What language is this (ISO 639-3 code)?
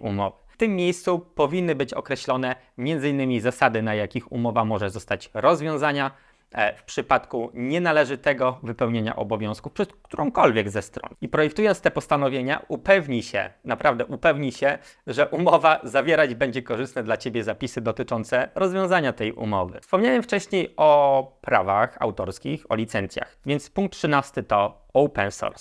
pol